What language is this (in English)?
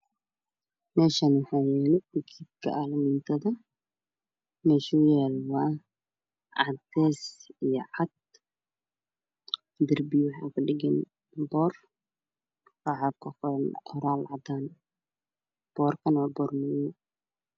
Somali